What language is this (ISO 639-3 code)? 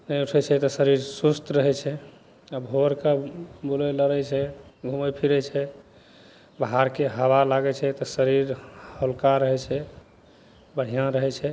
mai